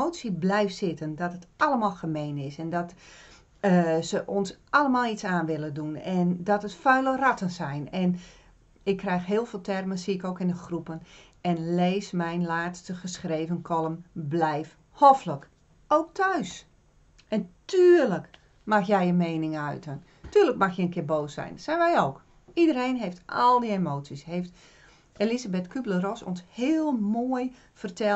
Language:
Dutch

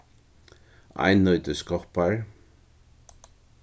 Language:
Faroese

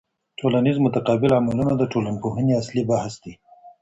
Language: Pashto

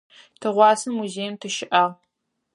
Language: Adyghe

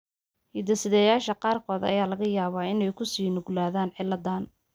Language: Somali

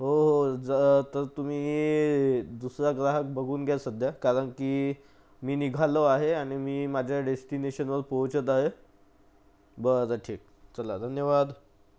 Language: Marathi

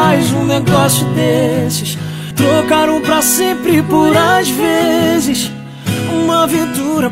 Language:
Portuguese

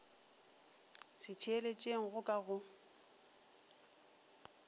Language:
Northern Sotho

